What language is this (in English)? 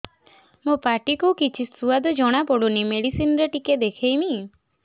Odia